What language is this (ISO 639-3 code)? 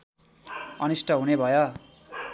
nep